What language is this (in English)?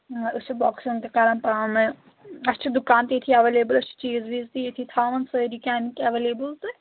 Kashmiri